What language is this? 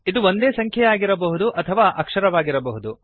Kannada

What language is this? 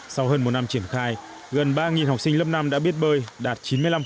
Vietnamese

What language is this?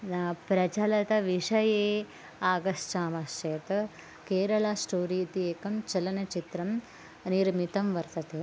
Sanskrit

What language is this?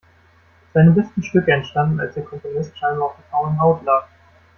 German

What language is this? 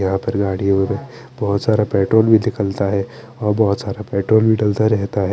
Hindi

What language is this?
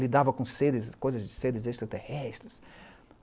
Portuguese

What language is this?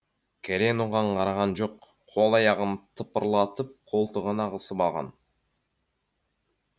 Kazakh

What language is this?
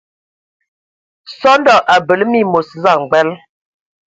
Ewondo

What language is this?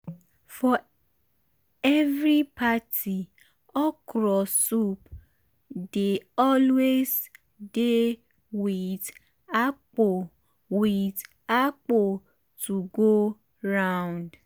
Nigerian Pidgin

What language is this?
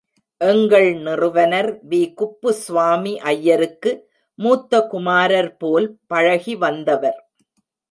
Tamil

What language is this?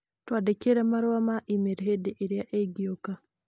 Kikuyu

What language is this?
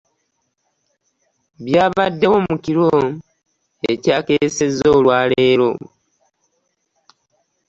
Ganda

